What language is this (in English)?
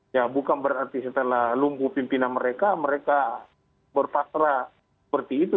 Indonesian